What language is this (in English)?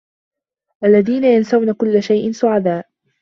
Arabic